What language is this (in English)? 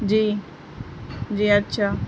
Urdu